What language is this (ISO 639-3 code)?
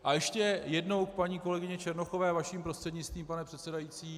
ces